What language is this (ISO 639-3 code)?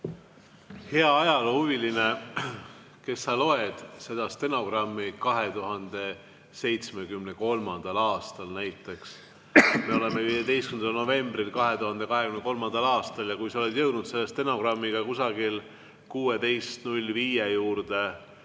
est